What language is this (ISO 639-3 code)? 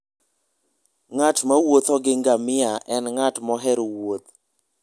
luo